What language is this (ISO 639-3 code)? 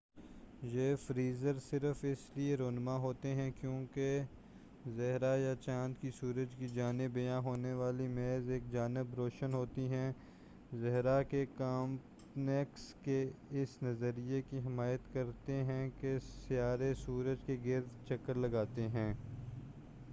urd